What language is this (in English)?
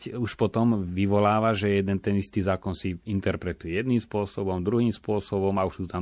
Slovak